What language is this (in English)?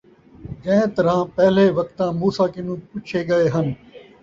Saraiki